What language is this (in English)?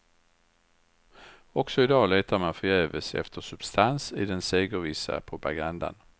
Swedish